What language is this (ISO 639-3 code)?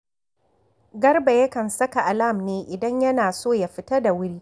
hau